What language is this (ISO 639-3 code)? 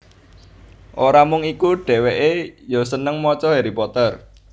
jav